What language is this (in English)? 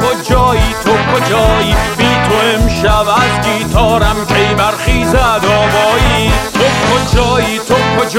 Persian